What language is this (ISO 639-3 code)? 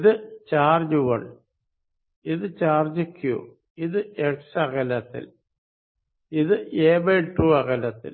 mal